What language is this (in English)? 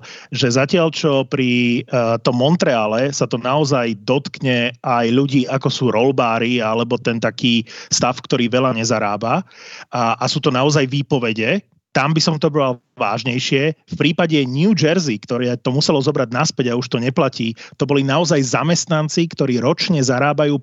Slovak